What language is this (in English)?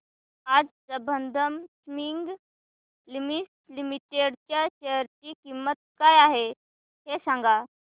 Marathi